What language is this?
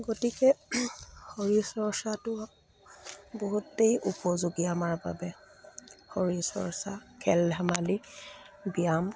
Assamese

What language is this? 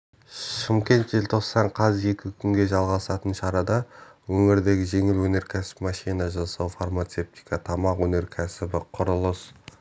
Kazakh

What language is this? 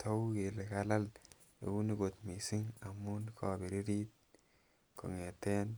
Kalenjin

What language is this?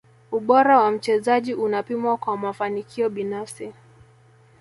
Swahili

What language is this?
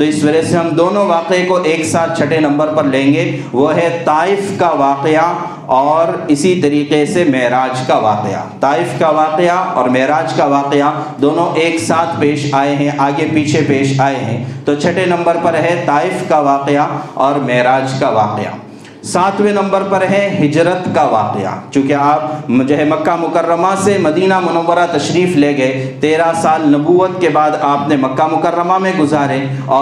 Urdu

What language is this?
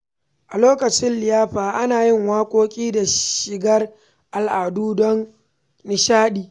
Hausa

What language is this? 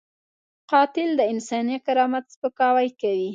Pashto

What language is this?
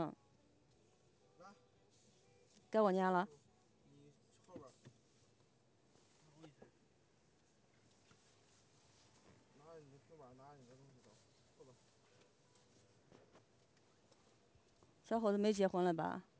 Chinese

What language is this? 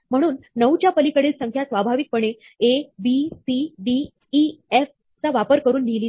Marathi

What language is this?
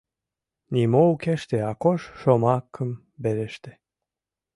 Mari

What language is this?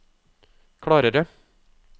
Norwegian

